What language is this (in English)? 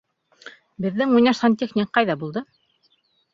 Bashkir